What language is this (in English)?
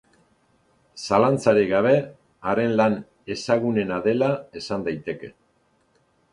Basque